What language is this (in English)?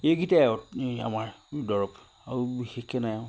Assamese